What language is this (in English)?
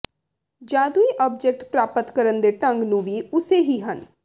Punjabi